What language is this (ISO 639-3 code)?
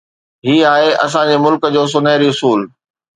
snd